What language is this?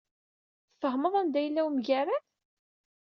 Kabyle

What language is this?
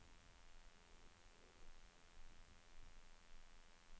Norwegian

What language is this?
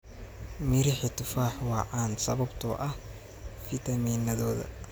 Somali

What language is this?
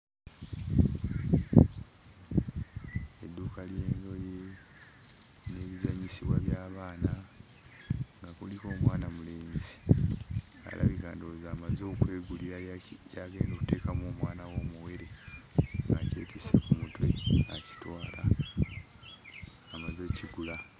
Ganda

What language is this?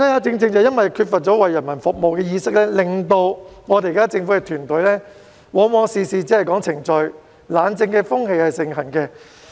Cantonese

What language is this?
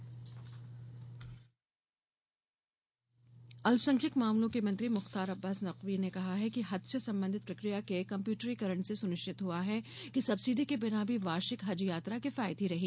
Hindi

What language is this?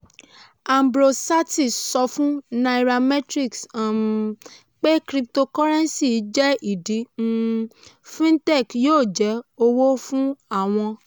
Yoruba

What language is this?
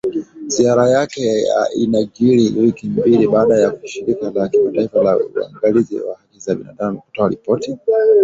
Swahili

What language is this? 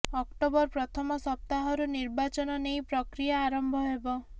Odia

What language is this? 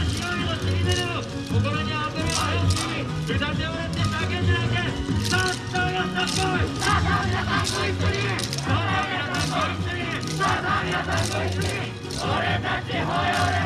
Japanese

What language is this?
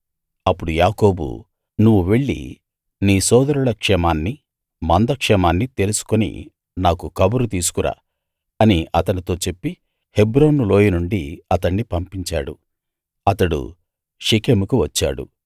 Telugu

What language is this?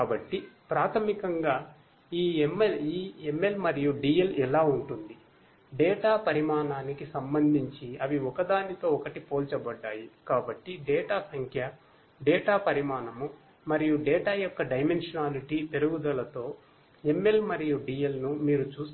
Telugu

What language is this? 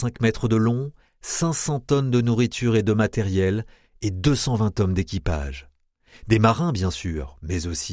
French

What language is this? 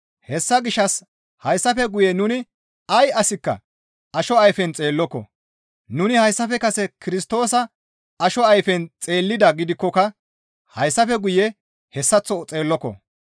Gamo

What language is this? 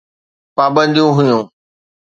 Sindhi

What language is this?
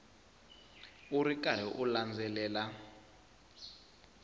Tsonga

